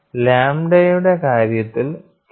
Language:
Malayalam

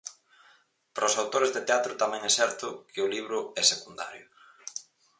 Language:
Galician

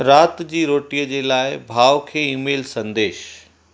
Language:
Sindhi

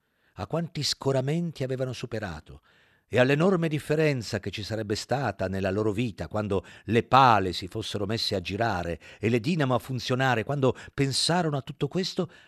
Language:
Italian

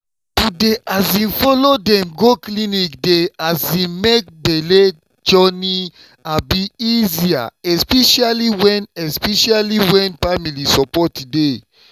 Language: Nigerian Pidgin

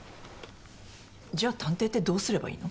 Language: Japanese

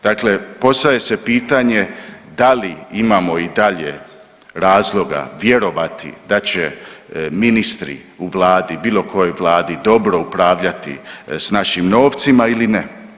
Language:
Croatian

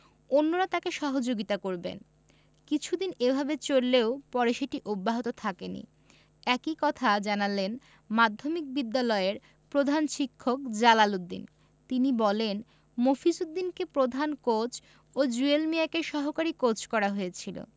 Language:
Bangla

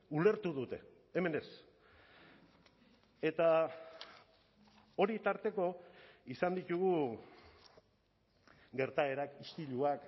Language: Basque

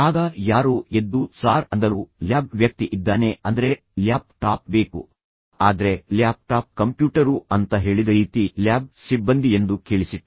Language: Kannada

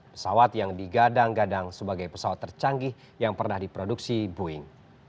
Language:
Indonesian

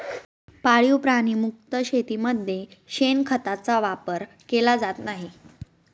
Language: Marathi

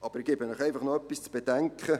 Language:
Swiss German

